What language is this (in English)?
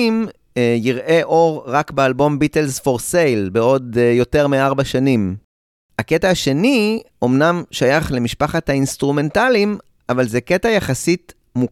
Hebrew